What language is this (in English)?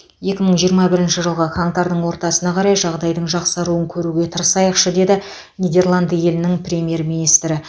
Kazakh